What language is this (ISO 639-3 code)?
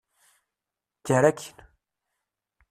kab